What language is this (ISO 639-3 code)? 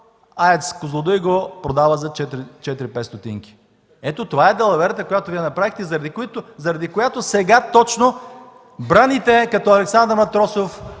bul